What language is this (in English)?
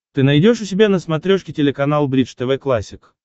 Russian